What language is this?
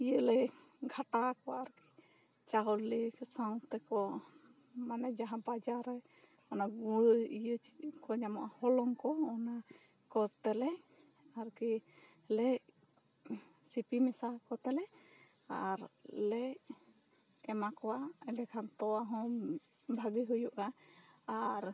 Santali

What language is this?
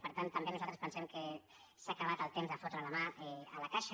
Catalan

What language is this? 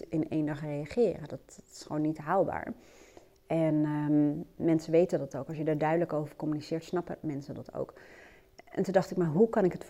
Dutch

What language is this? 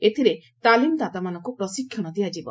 Odia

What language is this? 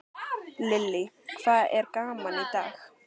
Icelandic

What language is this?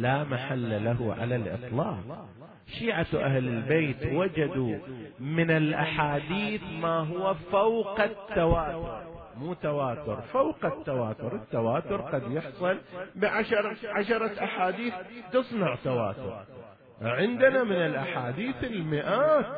Arabic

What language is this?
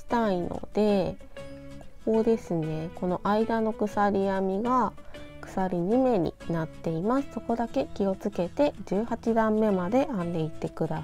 Japanese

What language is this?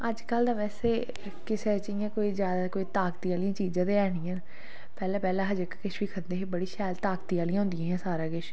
Dogri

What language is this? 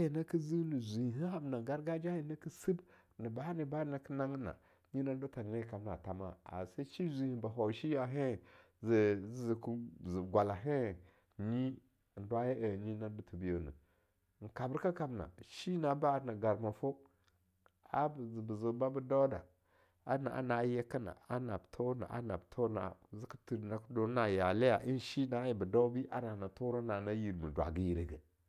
Longuda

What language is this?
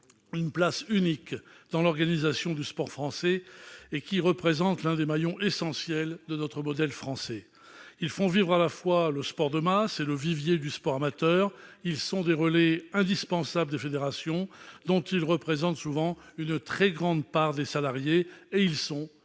French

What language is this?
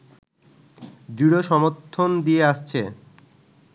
Bangla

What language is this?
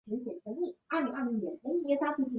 Chinese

